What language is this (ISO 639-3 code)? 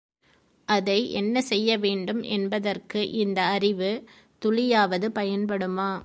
tam